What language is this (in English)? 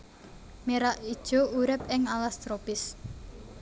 Javanese